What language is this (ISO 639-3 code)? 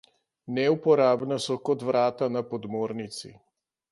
slv